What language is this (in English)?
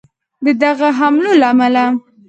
Pashto